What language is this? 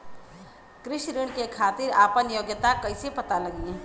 Bhojpuri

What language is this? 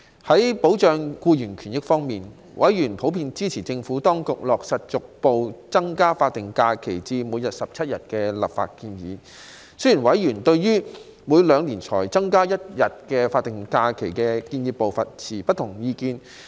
Cantonese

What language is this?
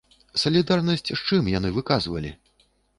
Belarusian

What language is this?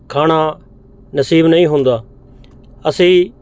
Punjabi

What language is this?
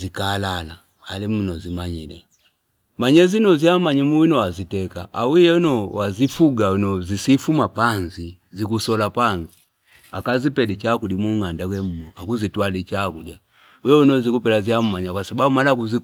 Fipa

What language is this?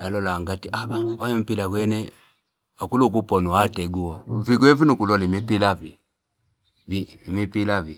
Fipa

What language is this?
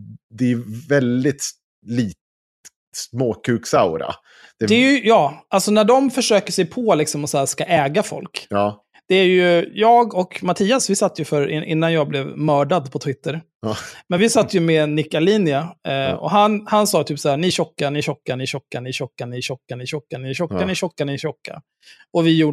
Swedish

